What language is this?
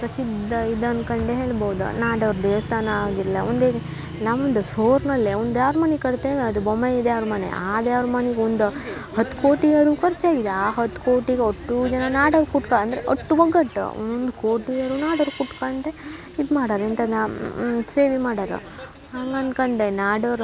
Kannada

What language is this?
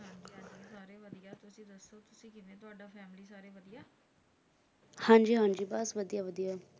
Punjabi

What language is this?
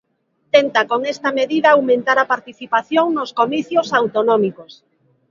Galician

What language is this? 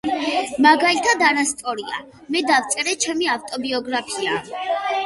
Georgian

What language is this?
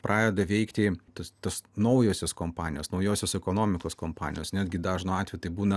Lithuanian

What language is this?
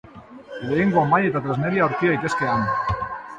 Basque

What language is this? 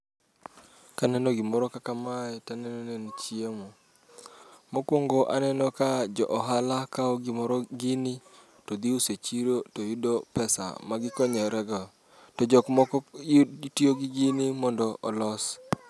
Luo (Kenya and Tanzania)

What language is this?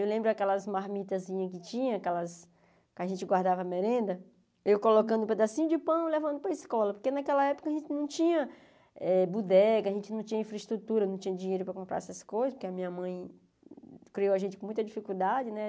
Portuguese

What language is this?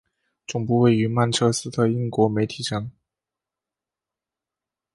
Chinese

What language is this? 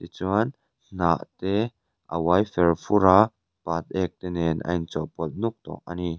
Mizo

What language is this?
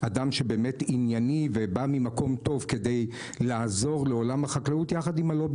Hebrew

